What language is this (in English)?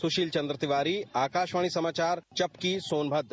Hindi